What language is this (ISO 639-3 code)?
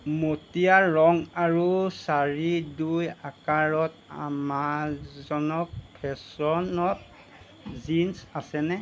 asm